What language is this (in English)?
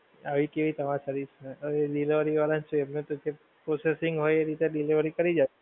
Gujarati